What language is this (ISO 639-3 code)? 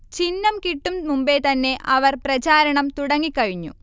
mal